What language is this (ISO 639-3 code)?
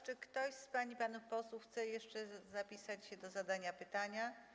pol